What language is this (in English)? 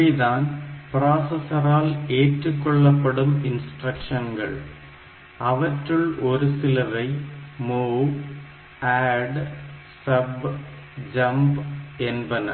Tamil